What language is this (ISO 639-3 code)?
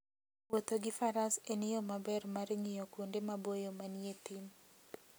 luo